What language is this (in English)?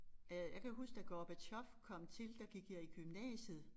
Danish